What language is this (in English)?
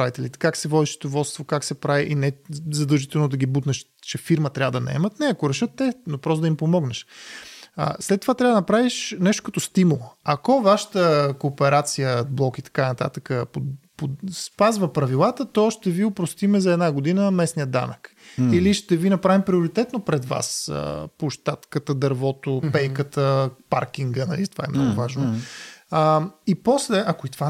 Bulgarian